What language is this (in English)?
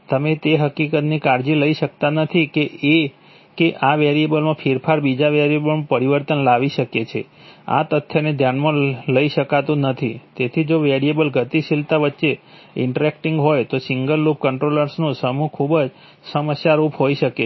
Gujarati